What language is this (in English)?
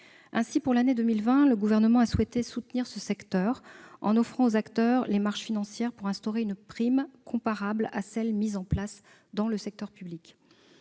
French